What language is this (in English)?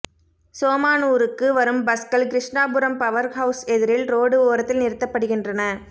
Tamil